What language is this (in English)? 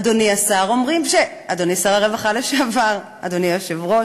Hebrew